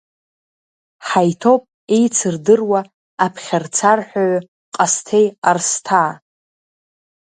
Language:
Abkhazian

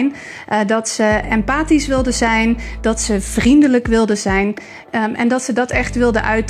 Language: Dutch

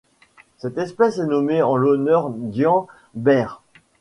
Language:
French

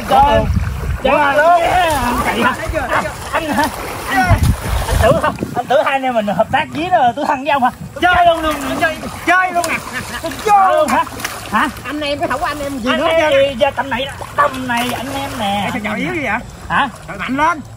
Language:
Vietnamese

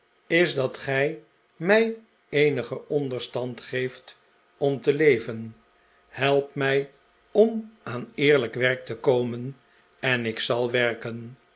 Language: Dutch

